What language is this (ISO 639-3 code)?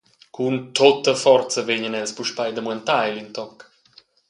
roh